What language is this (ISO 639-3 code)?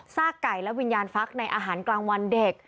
tha